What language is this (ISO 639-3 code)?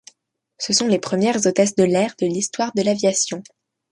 fra